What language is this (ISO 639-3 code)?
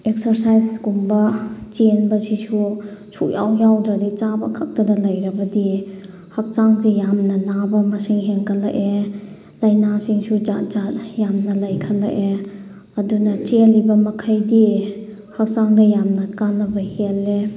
mni